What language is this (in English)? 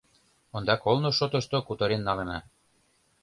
Mari